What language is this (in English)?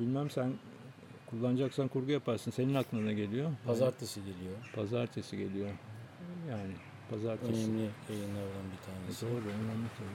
Turkish